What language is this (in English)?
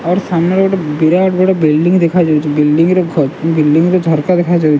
Odia